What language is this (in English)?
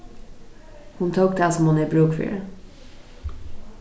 Faroese